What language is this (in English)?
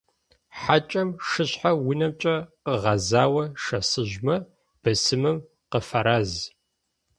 Adyghe